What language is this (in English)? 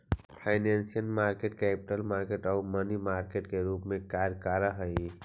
Magahi